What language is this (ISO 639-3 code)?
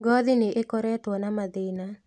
kik